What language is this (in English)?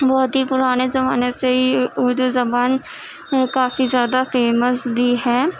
Urdu